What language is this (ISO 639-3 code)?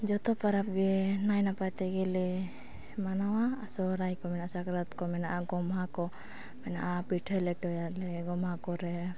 sat